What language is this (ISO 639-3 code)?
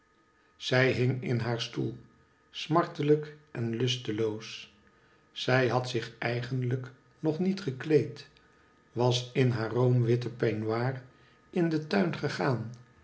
nld